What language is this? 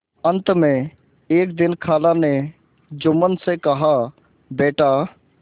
Hindi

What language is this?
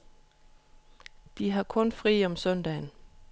Danish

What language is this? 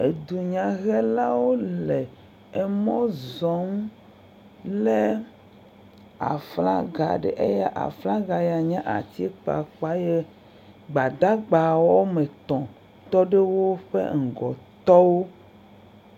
Ewe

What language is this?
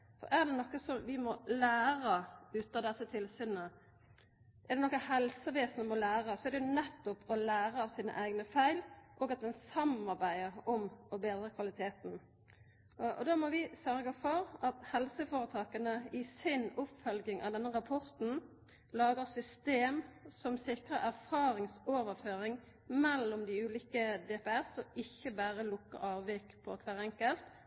Norwegian Nynorsk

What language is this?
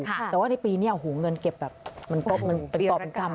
Thai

